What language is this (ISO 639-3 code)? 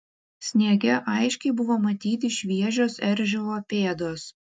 lit